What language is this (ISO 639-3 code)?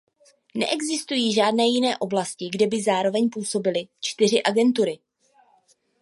ces